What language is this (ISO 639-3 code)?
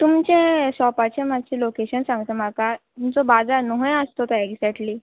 kok